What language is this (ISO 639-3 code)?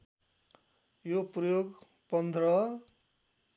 nep